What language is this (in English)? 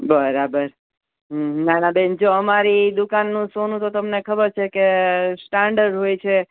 Gujarati